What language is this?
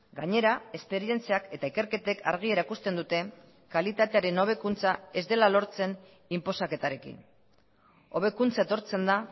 Basque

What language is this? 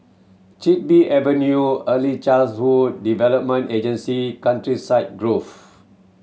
English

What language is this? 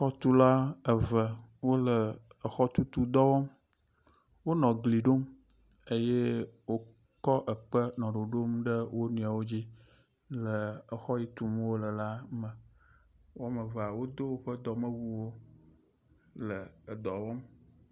Ewe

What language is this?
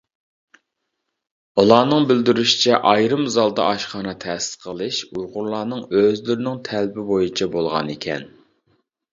Uyghur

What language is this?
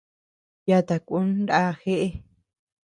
Tepeuxila Cuicatec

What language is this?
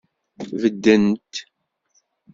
Kabyle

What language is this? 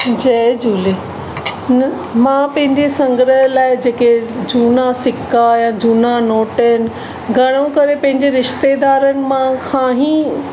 Sindhi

